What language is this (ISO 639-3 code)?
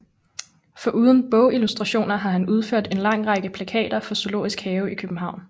dan